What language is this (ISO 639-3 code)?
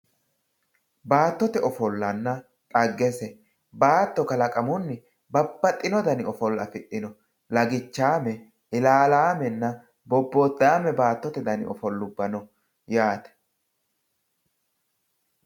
sid